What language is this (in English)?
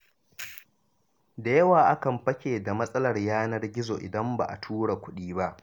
Hausa